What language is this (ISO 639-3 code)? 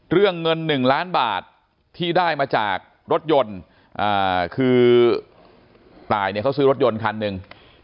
tha